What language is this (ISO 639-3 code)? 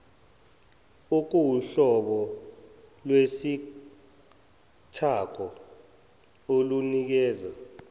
zul